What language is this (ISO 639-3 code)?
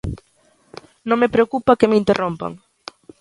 glg